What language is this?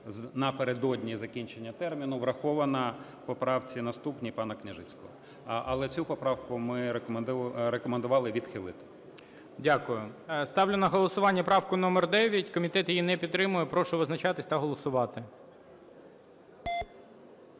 Ukrainian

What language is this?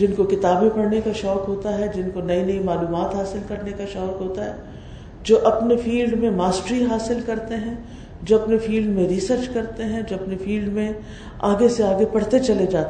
Urdu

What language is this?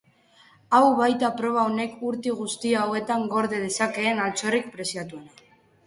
Basque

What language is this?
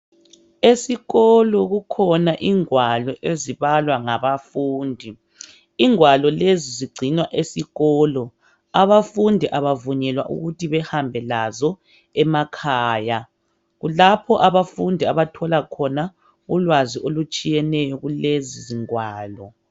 North Ndebele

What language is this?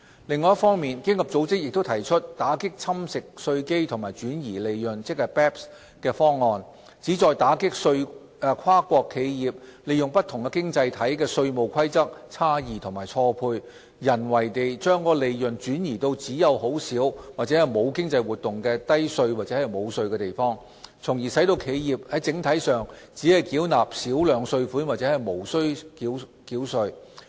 Cantonese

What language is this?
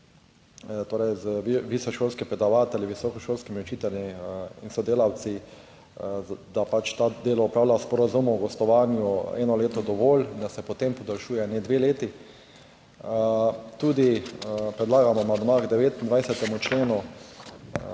Slovenian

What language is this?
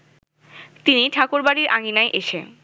Bangla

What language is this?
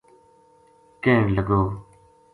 Gujari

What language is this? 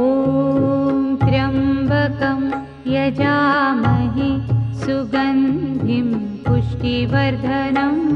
Romanian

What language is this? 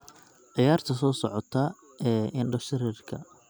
Somali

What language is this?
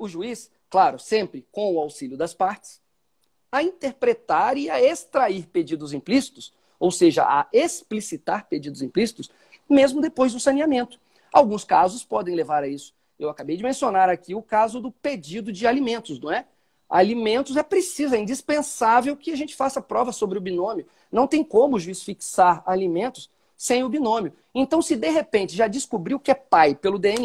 Portuguese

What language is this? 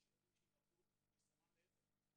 Hebrew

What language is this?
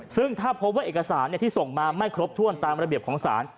Thai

